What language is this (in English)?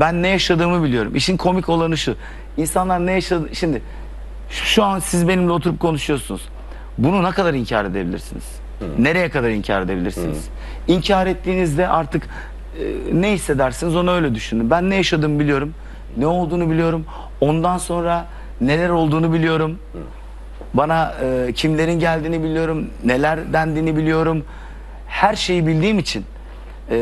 Turkish